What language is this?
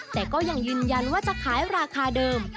Thai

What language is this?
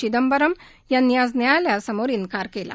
Marathi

